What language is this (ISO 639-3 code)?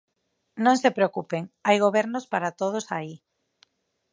glg